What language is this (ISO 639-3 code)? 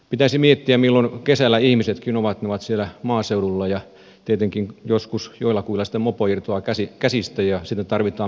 fin